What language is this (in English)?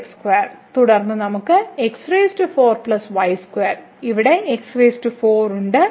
Malayalam